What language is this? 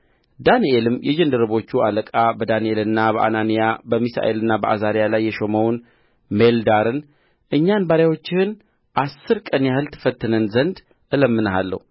Amharic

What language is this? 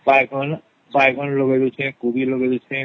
Odia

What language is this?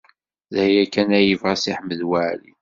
Kabyle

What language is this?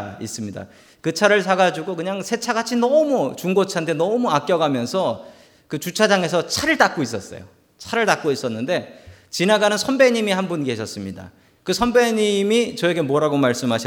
Korean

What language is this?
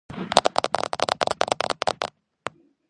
Georgian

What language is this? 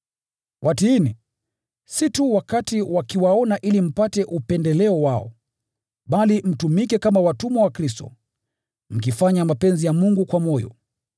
Swahili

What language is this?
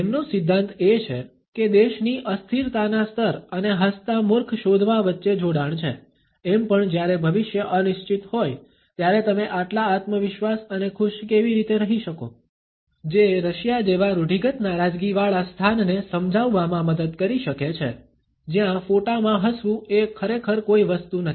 Gujarati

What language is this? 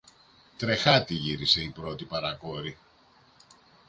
Greek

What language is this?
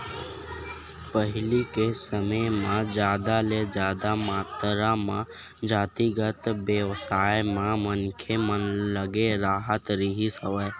Chhattisgarhi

